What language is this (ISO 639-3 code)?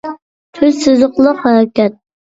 uig